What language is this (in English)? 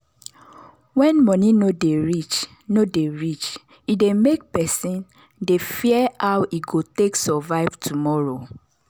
Nigerian Pidgin